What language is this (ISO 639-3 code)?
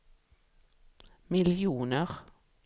swe